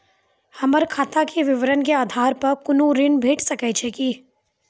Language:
Maithili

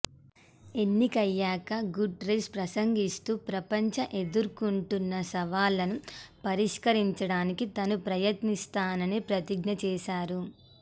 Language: Telugu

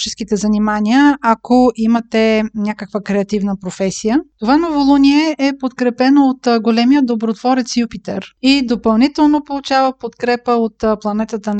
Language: Bulgarian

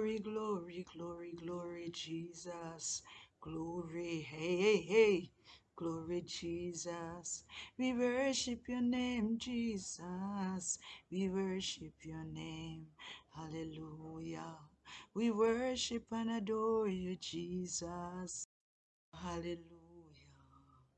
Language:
English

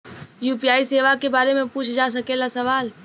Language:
Bhojpuri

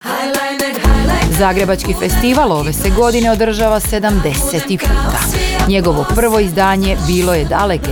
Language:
Croatian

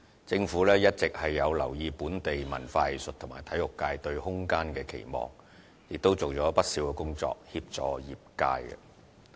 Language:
Cantonese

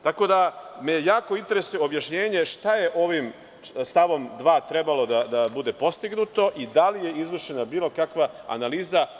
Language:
Serbian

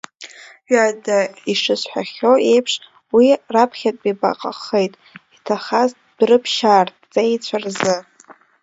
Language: Abkhazian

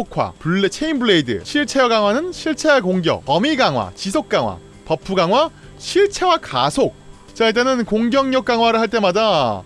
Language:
Korean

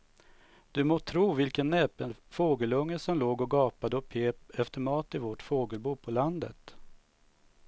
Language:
Swedish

